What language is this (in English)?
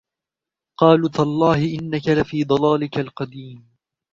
Arabic